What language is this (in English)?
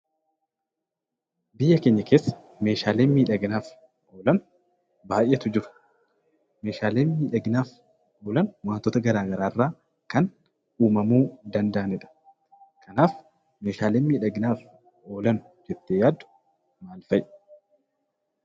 Oromo